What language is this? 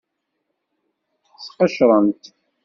Kabyle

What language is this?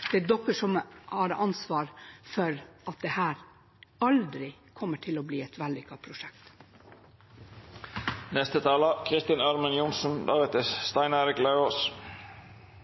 Norwegian Bokmål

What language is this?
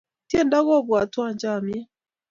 Kalenjin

